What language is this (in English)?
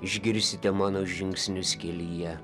Lithuanian